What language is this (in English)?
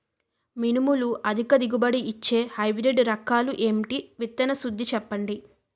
Telugu